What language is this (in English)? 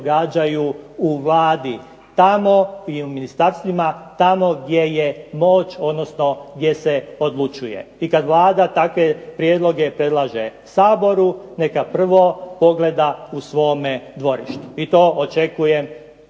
Croatian